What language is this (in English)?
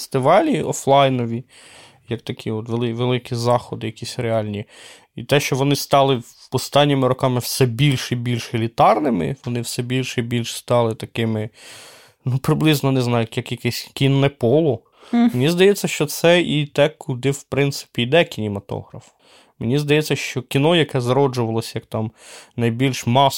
Ukrainian